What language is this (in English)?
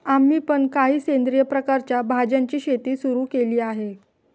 Marathi